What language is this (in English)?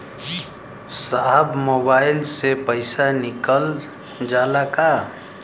Bhojpuri